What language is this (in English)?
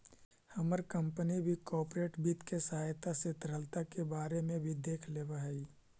Magahi